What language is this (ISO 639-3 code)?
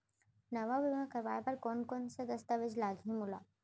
hne